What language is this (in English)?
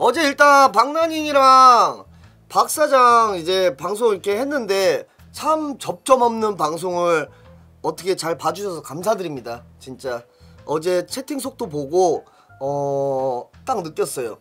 Korean